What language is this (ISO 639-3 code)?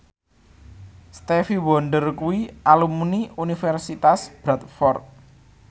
jav